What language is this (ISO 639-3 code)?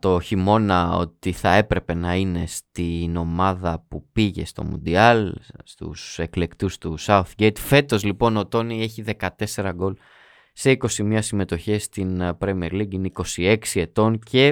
ell